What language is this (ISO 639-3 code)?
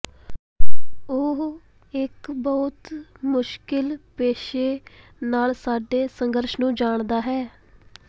pan